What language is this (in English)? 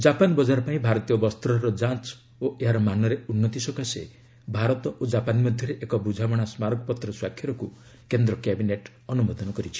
Odia